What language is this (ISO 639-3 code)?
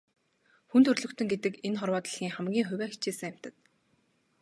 mon